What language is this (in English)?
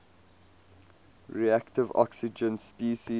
English